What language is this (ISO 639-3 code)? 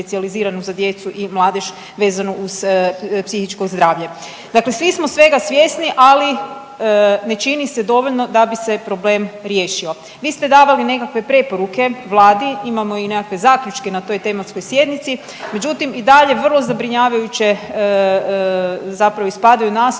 hrv